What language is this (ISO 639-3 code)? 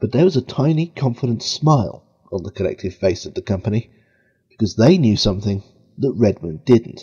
eng